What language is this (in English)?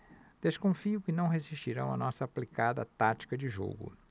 Portuguese